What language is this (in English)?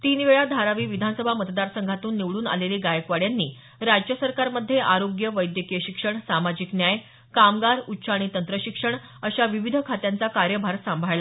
Marathi